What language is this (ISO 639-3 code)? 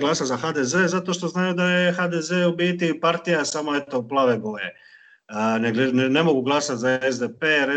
hrv